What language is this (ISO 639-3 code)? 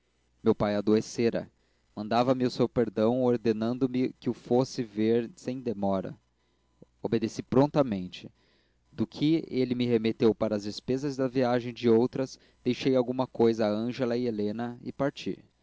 por